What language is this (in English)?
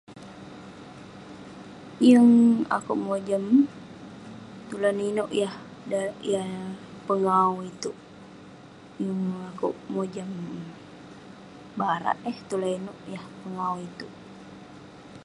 Western Penan